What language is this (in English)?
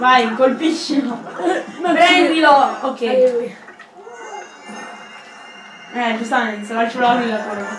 Italian